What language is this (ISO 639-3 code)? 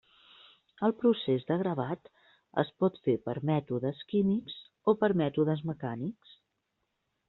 cat